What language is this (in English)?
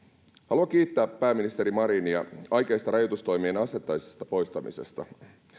Finnish